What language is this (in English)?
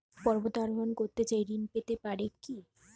Bangla